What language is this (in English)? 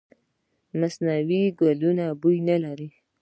Pashto